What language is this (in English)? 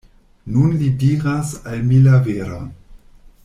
Esperanto